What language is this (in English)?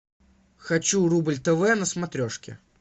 Russian